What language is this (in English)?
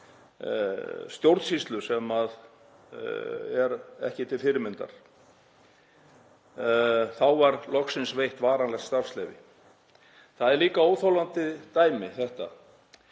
Icelandic